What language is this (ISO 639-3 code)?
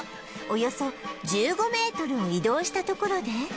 jpn